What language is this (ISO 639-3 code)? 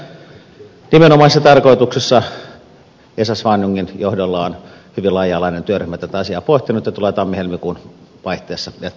fin